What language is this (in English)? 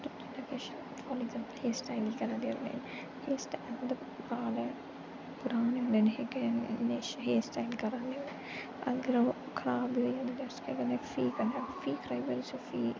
Dogri